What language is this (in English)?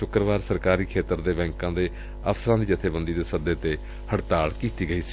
Punjabi